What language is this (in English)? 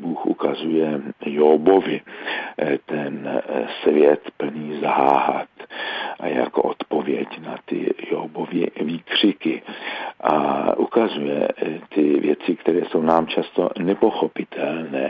Czech